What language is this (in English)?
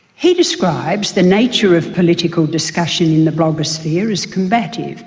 English